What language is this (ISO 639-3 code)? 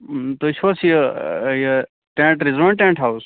kas